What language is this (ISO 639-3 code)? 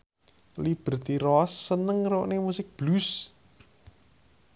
jav